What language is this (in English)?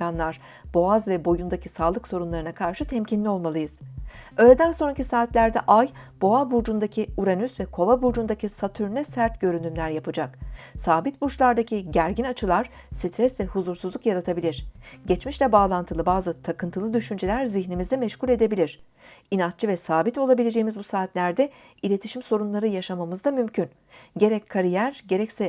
Turkish